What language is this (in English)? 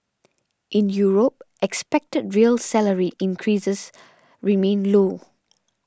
English